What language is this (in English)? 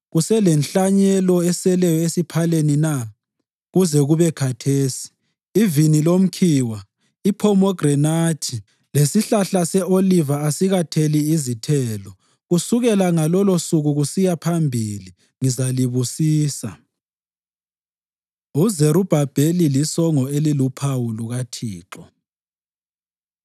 North Ndebele